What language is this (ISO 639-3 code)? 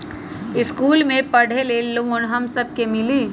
mag